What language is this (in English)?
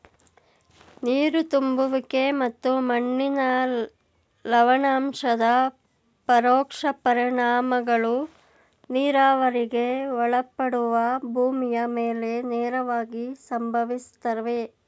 Kannada